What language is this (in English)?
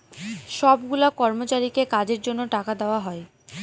Bangla